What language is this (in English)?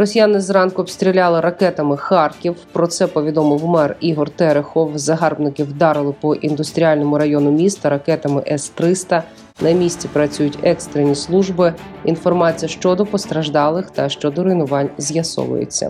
Ukrainian